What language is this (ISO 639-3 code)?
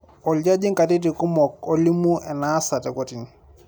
mas